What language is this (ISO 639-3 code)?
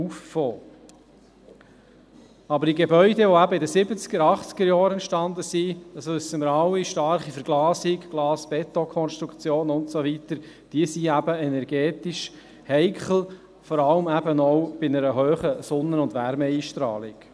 gsw